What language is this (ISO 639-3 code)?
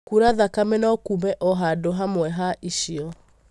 kik